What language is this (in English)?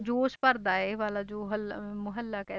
Punjabi